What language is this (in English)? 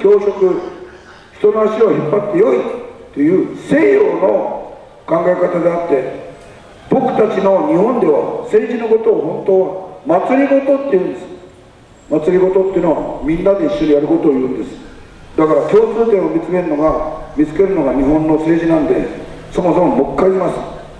Japanese